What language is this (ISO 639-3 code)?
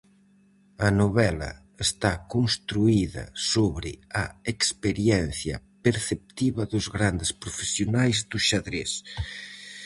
glg